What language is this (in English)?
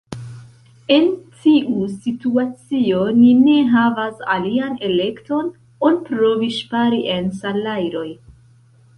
Esperanto